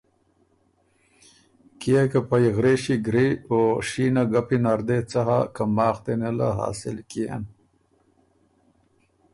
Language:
Ormuri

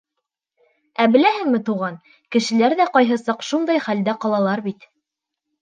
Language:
Bashkir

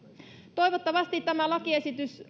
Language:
Finnish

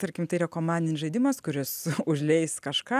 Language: Lithuanian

